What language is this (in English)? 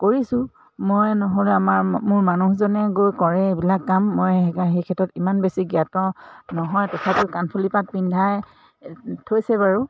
Assamese